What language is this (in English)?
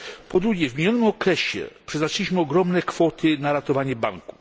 Polish